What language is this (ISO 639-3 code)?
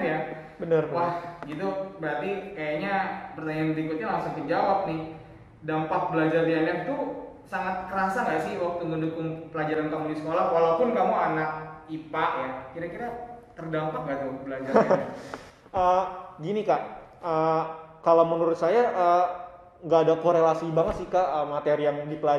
ind